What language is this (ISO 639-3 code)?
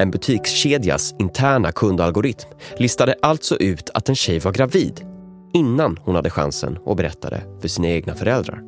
swe